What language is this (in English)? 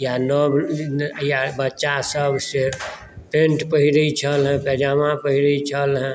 Maithili